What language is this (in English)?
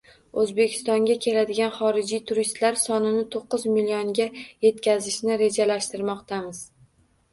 Uzbek